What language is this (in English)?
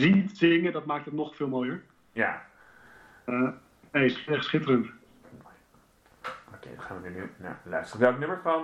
Dutch